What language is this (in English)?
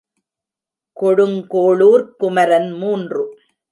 Tamil